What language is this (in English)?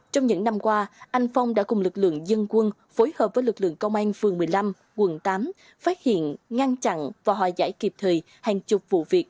Vietnamese